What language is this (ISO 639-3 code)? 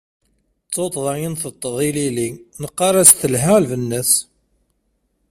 kab